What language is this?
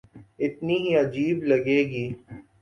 Urdu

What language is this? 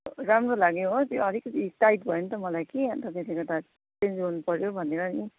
Nepali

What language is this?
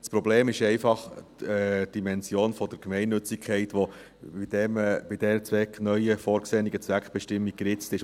Swiss German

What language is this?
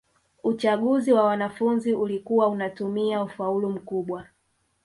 Swahili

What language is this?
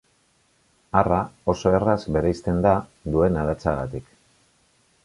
Basque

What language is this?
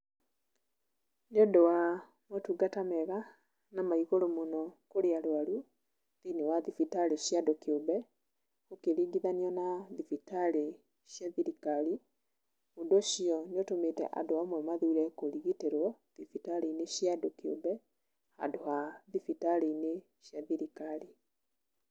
Kikuyu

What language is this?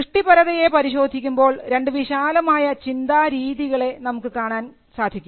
Malayalam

